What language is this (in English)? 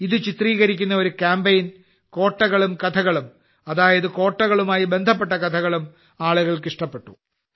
Malayalam